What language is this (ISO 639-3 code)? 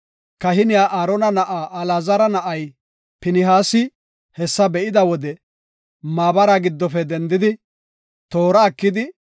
gof